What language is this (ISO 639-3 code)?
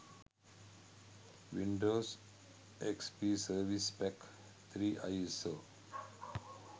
sin